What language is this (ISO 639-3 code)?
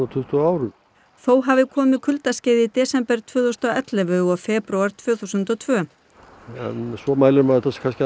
isl